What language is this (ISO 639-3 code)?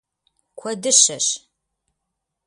kbd